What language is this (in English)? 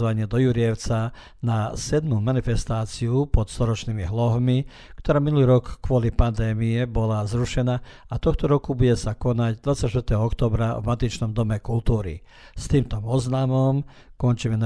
Croatian